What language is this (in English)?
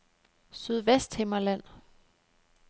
Danish